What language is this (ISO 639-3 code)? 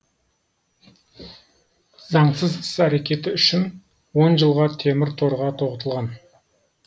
kaz